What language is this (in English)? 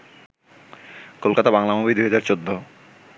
Bangla